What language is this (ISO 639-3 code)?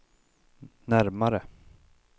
swe